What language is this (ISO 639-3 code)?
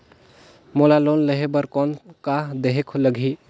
hne